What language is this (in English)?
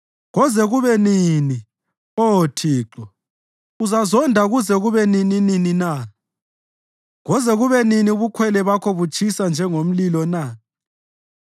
North Ndebele